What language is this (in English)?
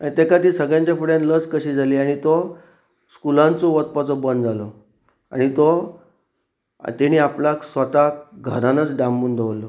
Konkani